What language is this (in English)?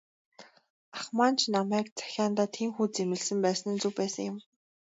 Mongolian